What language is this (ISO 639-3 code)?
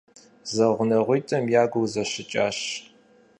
kbd